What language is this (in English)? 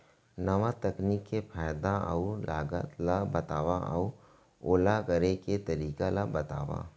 Chhattisgarhi